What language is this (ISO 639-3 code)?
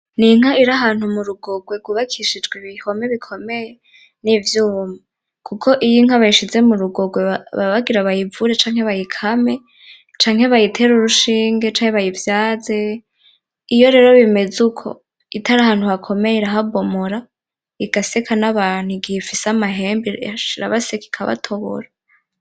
run